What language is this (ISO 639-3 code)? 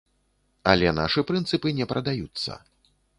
bel